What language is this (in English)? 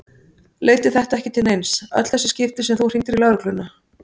Icelandic